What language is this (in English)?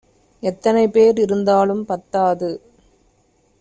Tamil